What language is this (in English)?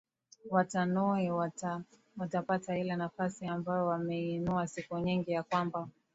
Swahili